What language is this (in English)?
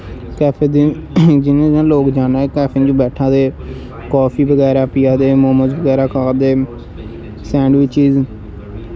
Dogri